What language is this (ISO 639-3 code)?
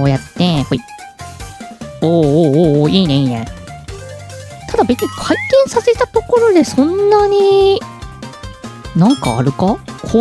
jpn